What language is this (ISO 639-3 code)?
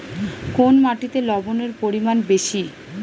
ben